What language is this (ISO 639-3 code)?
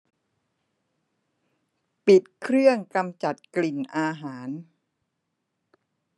tha